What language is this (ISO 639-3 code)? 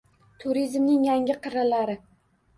uzb